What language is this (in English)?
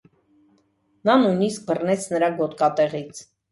Armenian